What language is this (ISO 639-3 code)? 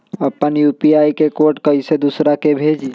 mag